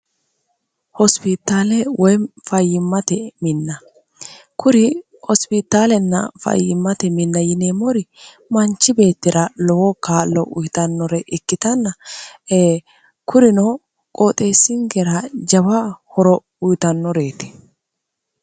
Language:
Sidamo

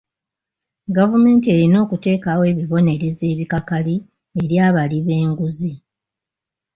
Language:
Ganda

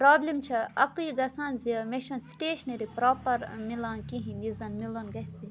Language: Kashmiri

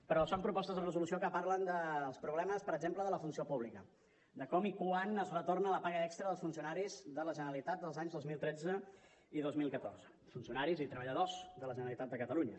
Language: Catalan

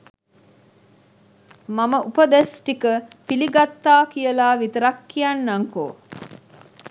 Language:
Sinhala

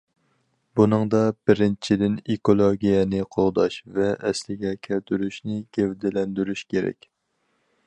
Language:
Uyghur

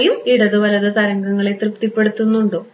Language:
Malayalam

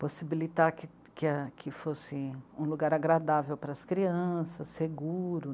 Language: Portuguese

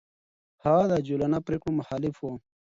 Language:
Pashto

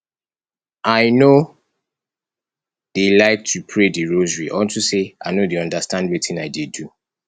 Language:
Nigerian Pidgin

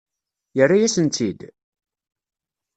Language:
Kabyle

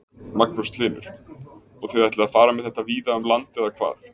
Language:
Icelandic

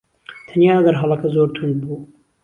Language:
Central Kurdish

